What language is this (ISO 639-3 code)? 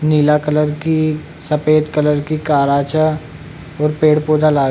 raj